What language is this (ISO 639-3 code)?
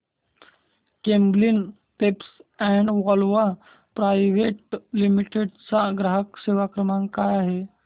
mar